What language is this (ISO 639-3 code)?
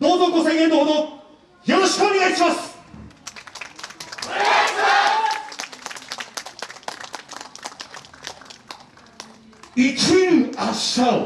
jpn